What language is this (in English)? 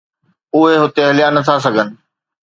Sindhi